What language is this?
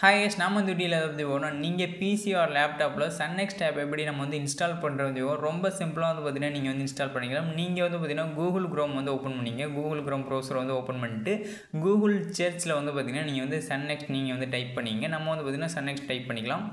Tamil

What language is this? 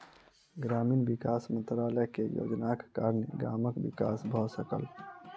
Maithili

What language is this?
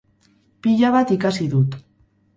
Basque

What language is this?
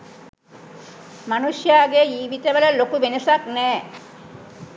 Sinhala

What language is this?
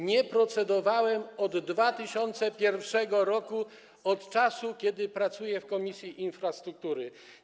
Polish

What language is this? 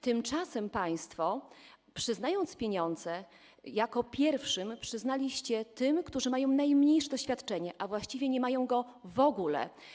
Polish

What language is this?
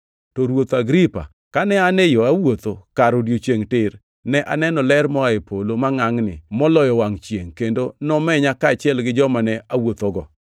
Luo (Kenya and Tanzania)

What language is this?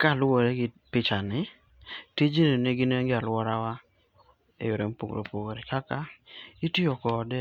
Luo (Kenya and Tanzania)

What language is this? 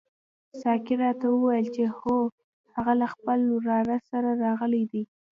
Pashto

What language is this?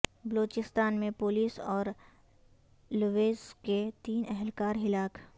Urdu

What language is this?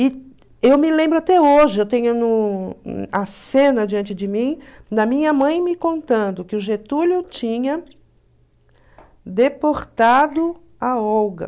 Portuguese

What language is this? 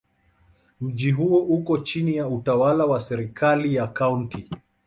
Swahili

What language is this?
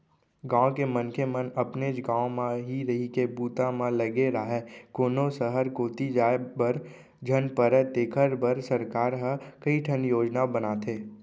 Chhattisgarhi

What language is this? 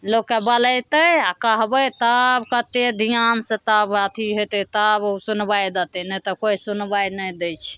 Maithili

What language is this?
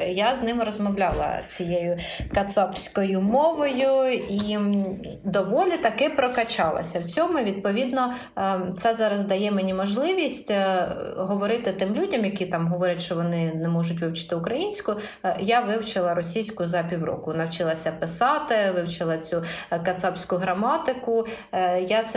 Ukrainian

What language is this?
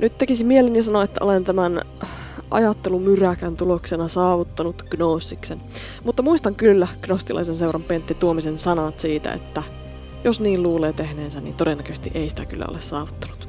Finnish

